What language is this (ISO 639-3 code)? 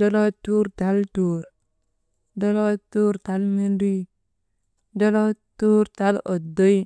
mde